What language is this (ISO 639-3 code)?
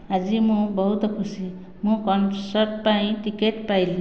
ori